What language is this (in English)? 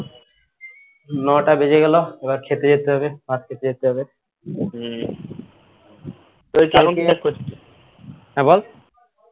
Bangla